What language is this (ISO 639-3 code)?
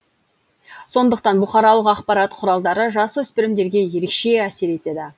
kaz